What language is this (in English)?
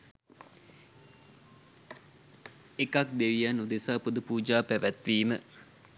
Sinhala